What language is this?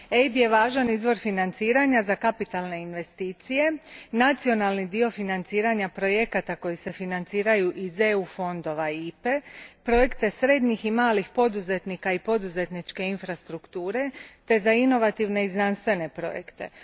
Croatian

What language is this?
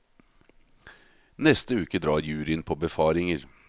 Norwegian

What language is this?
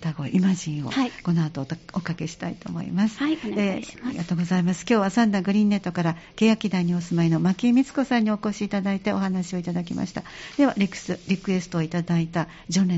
Japanese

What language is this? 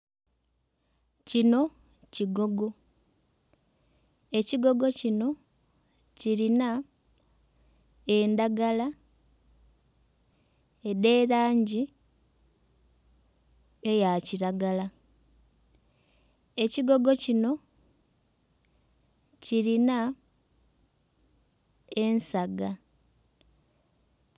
Soga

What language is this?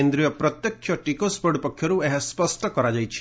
Odia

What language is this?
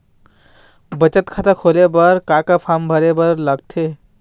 Chhattisgarhi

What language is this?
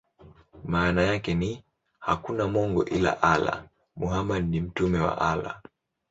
Swahili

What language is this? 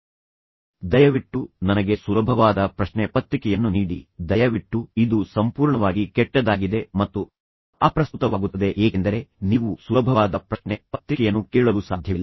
Kannada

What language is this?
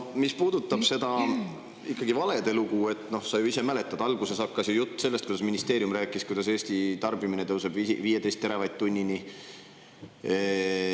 Estonian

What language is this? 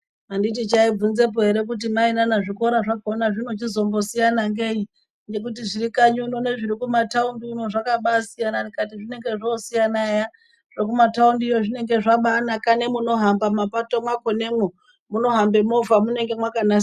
Ndau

